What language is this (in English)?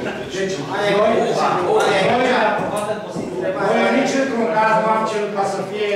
Romanian